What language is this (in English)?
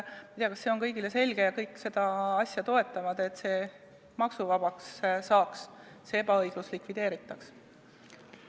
Estonian